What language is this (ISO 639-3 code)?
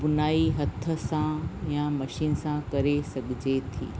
snd